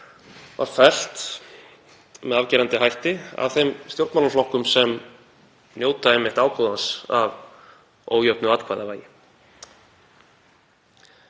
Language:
Icelandic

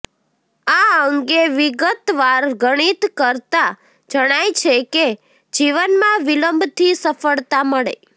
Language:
Gujarati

